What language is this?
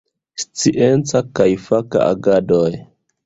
Esperanto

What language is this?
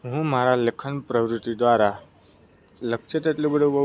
Gujarati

